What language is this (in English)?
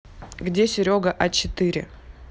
Russian